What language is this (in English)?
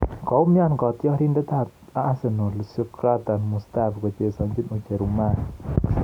Kalenjin